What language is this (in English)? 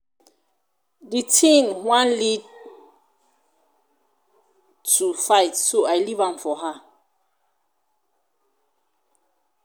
Nigerian Pidgin